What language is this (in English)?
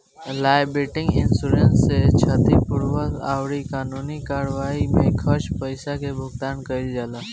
Bhojpuri